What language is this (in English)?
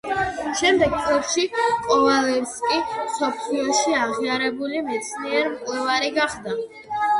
Georgian